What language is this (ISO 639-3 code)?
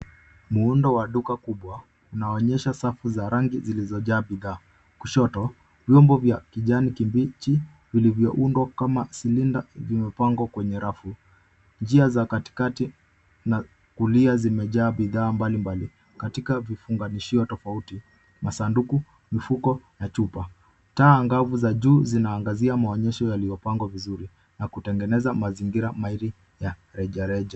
swa